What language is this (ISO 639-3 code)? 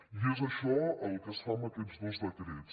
cat